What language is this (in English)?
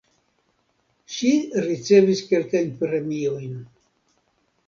Esperanto